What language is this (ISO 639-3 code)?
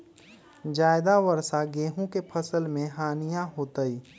mag